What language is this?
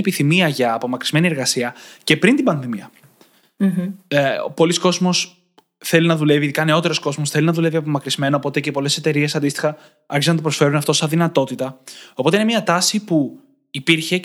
Greek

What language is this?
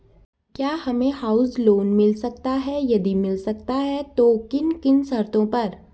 Hindi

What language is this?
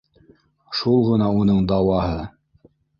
Bashkir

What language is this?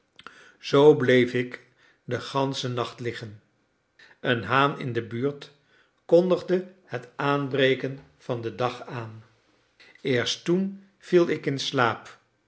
Dutch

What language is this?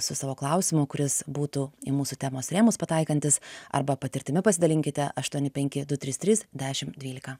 Lithuanian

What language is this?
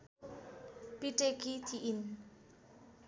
Nepali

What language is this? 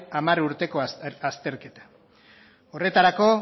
Basque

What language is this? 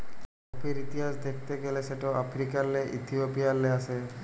Bangla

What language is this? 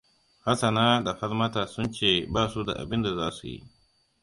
Hausa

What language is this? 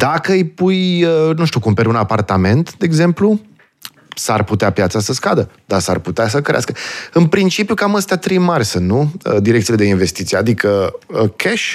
Romanian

